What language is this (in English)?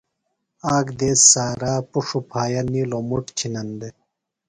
Phalura